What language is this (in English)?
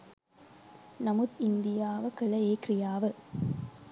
Sinhala